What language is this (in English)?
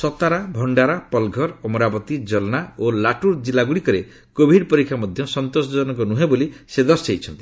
Odia